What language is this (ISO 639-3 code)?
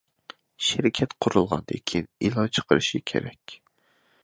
uig